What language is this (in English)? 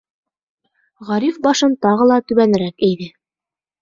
Bashkir